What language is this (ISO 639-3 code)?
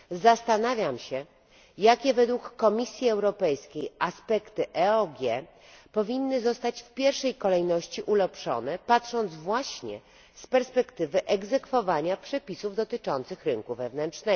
pol